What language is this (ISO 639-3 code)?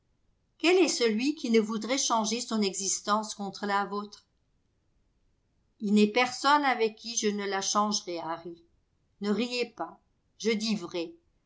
fra